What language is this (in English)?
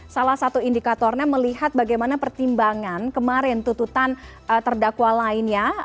Indonesian